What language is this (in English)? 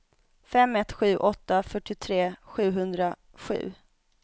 Swedish